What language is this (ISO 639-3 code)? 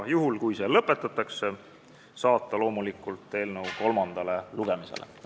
est